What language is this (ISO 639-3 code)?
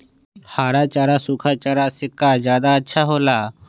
mag